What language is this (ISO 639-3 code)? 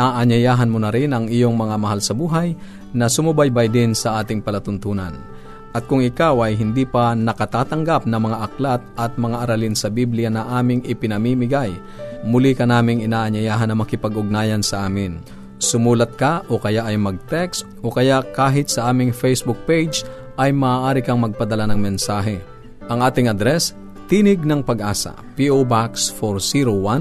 fil